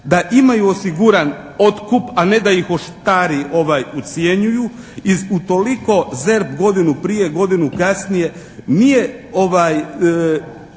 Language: Croatian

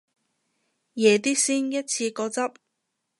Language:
Cantonese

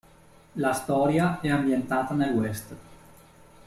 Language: Italian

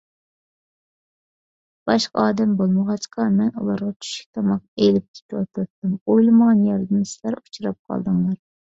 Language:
Uyghur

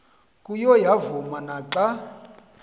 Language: Xhosa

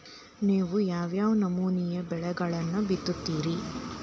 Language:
Kannada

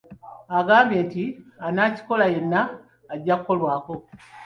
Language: Ganda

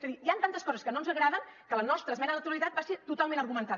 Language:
Catalan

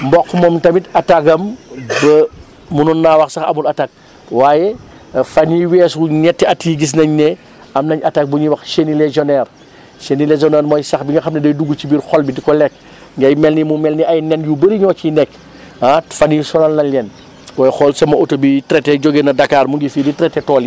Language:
Wolof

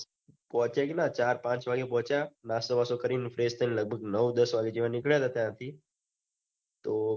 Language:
Gujarati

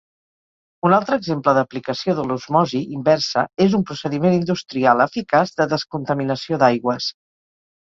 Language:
Catalan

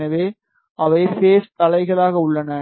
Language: Tamil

